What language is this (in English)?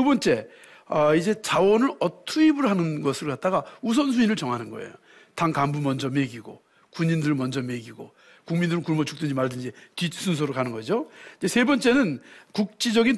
Korean